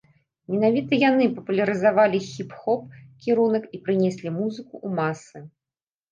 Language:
Belarusian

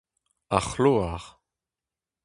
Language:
Breton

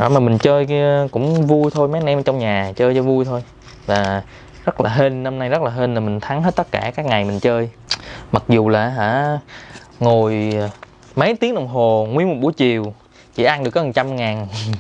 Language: Vietnamese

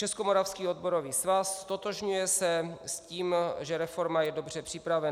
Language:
Czech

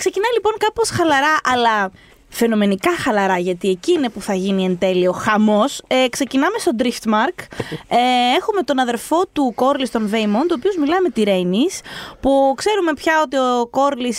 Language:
Greek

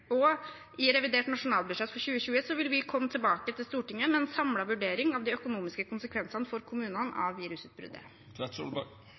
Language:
Norwegian Bokmål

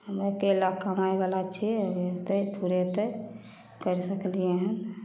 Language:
Maithili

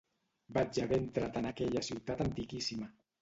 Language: Catalan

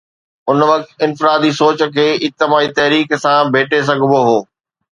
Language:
Sindhi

